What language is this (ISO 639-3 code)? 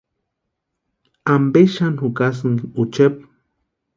pua